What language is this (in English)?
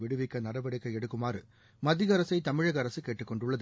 Tamil